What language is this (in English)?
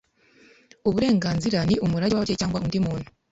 Kinyarwanda